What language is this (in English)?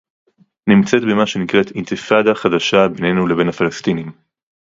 Hebrew